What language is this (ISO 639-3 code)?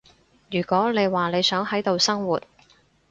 yue